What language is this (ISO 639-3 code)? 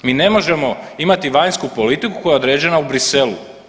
hrv